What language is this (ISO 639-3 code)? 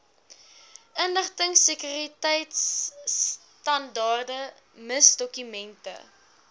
afr